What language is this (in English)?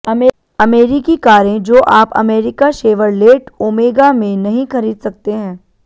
Hindi